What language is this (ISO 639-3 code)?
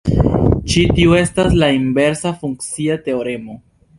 epo